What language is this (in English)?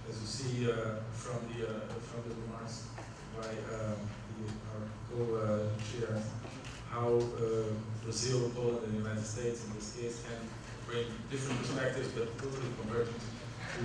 English